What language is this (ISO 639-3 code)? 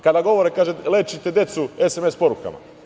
srp